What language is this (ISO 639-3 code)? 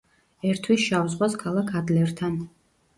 kat